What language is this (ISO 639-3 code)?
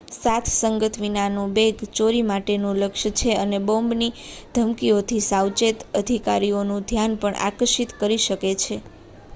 guj